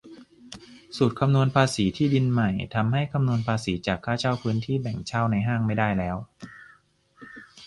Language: Thai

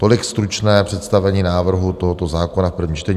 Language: Czech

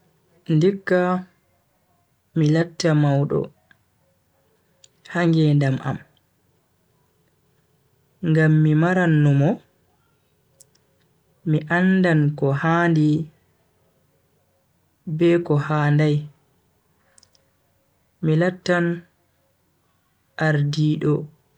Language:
Bagirmi Fulfulde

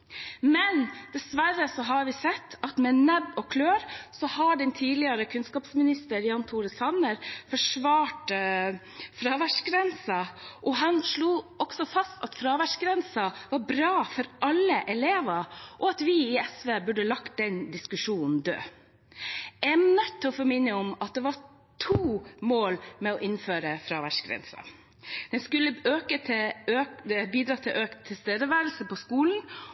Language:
Norwegian Bokmål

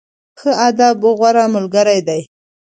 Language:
Pashto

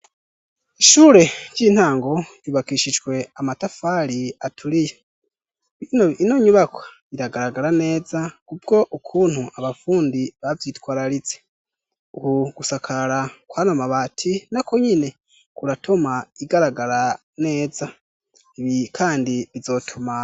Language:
Rundi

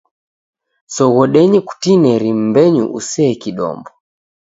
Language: Taita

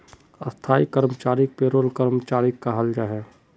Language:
Magahi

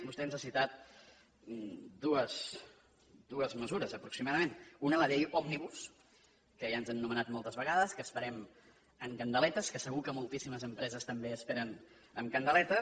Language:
Catalan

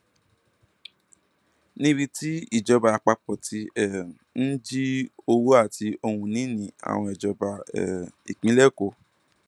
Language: Yoruba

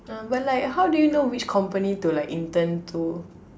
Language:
English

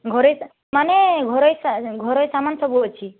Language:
Odia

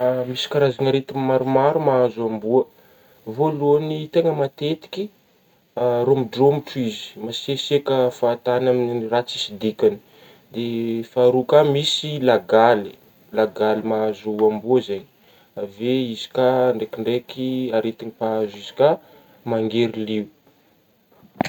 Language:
Northern Betsimisaraka Malagasy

